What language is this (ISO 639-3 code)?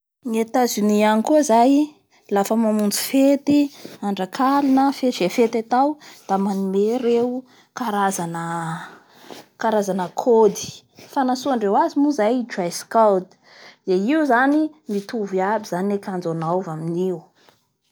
bhr